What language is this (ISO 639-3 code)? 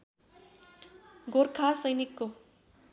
nep